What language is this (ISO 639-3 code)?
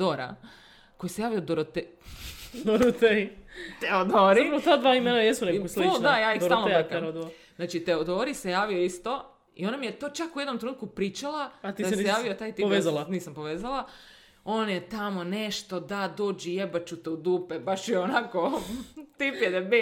hrv